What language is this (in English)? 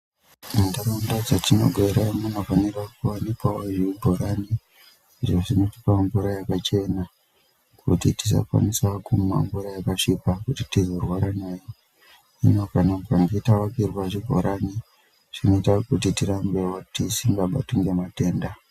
Ndau